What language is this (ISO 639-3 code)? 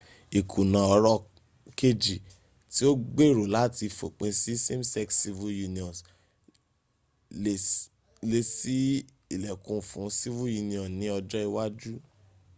yor